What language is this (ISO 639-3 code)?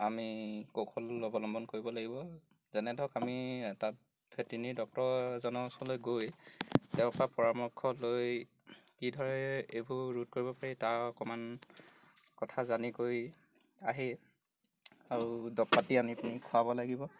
asm